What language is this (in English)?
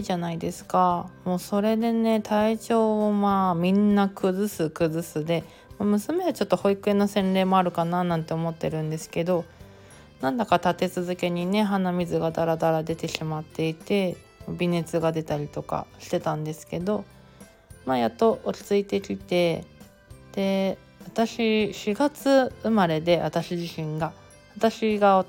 Japanese